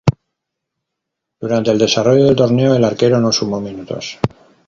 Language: Spanish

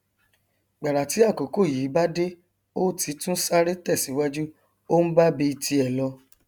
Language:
Yoruba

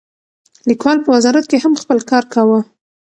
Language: Pashto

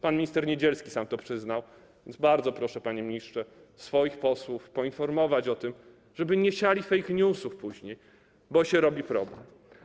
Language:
Polish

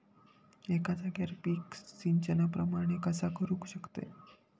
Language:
Marathi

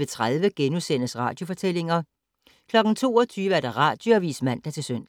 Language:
Danish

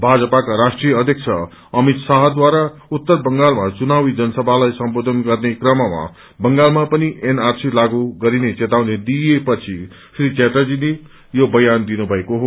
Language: Nepali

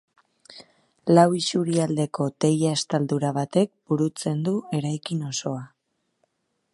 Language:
Basque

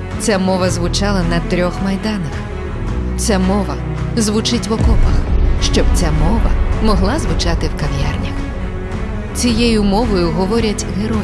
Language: Ukrainian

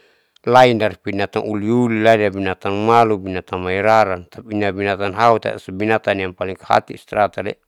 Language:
Saleman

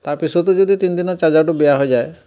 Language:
Assamese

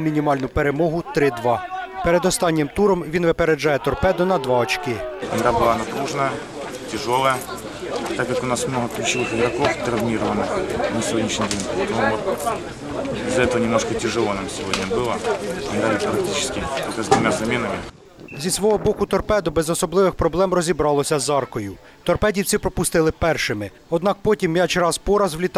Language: Russian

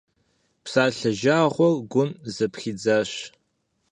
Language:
Kabardian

